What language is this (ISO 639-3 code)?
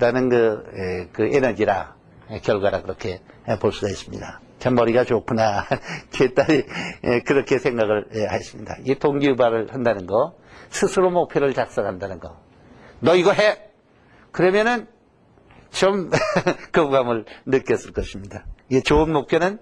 kor